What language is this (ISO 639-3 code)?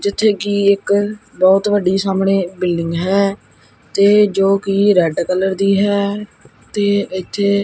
pan